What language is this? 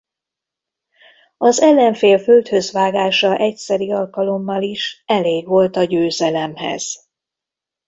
Hungarian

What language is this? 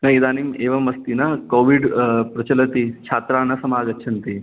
Sanskrit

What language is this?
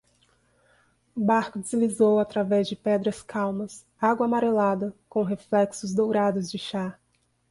Portuguese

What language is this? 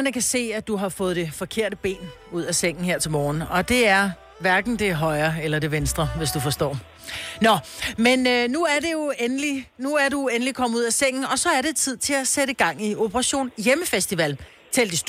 Danish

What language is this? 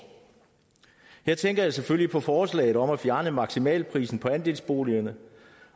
Danish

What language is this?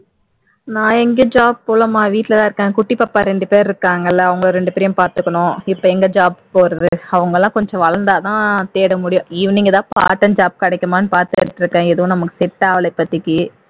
Tamil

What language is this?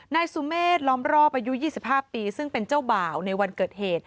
Thai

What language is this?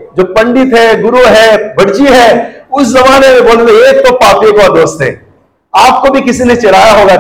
Hindi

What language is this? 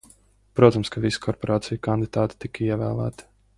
Latvian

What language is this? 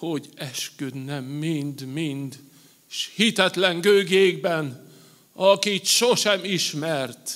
Hungarian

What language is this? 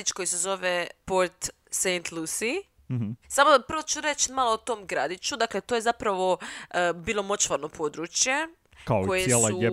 Croatian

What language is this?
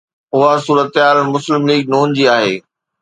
Sindhi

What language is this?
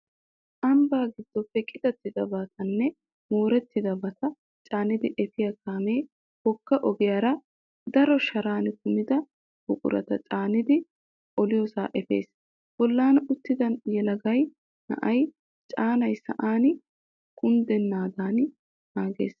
Wolaytta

